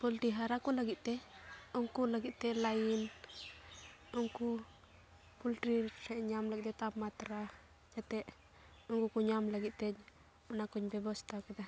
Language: Santali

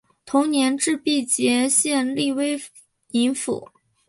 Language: Chinese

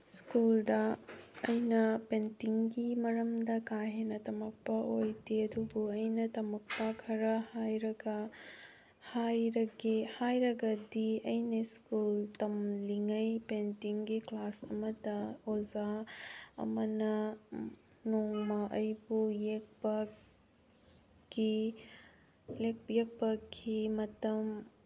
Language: Manipuri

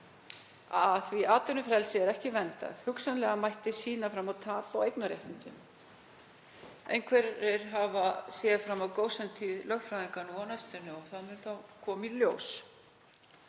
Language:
Icelandic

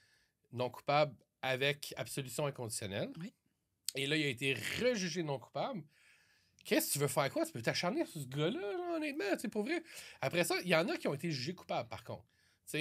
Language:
French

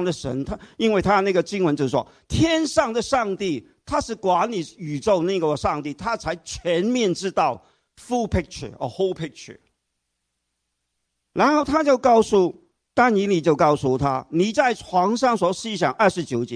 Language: Chinese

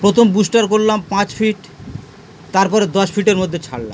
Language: Bangla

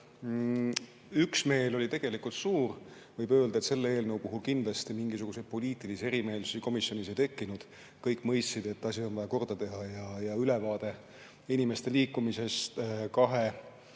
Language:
Estonian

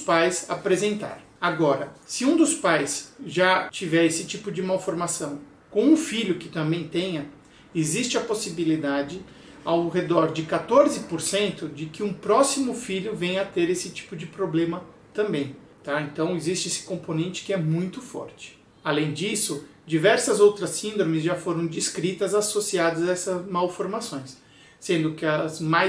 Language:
Portuguese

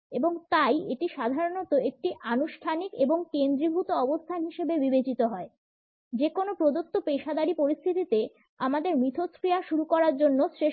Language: Bangla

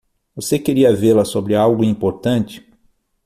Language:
Portuguese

